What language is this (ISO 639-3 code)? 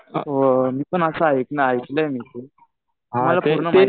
mar